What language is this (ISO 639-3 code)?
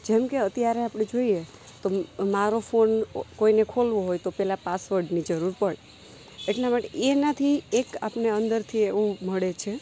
guj